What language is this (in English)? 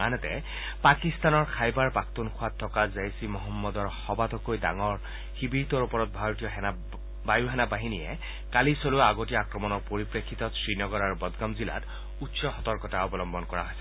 Assamese